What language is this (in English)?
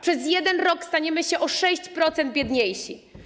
Polish